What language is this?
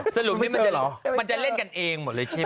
Thai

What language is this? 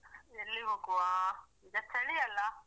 Kannada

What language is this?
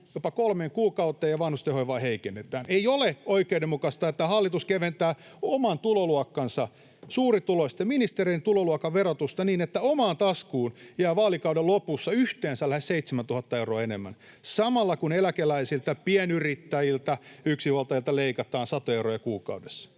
Finnish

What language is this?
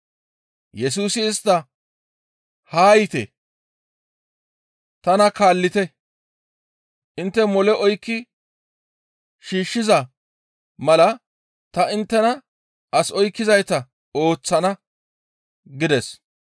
Gamo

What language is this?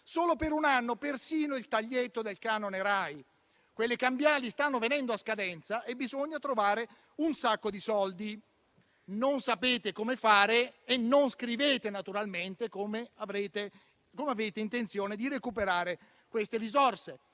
Italian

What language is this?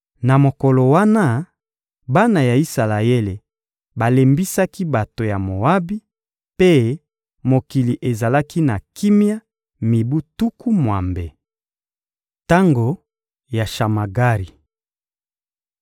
Lingala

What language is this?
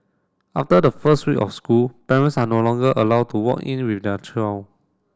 English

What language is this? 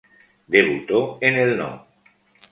Spanish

